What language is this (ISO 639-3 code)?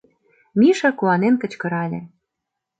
chm